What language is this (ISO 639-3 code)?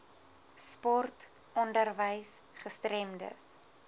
afr